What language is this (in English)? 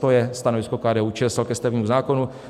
Czech